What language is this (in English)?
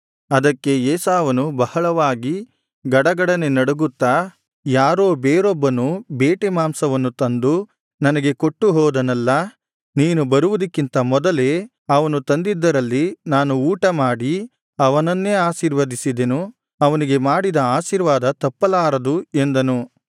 Kannada